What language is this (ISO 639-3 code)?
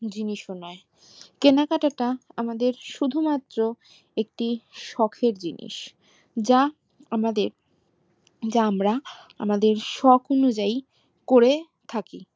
ben